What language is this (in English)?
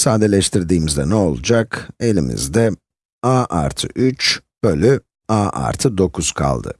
Turkish